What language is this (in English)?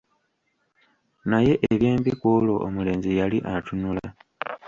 Ganda